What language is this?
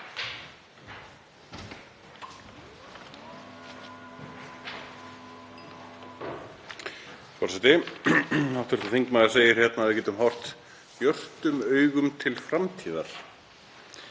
Icelandic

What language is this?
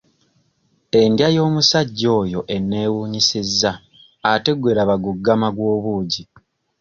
Ganda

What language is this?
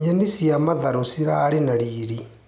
Kikuyu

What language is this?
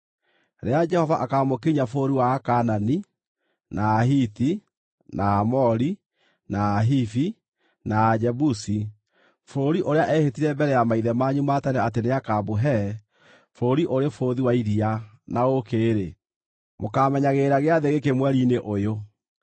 Kikuyu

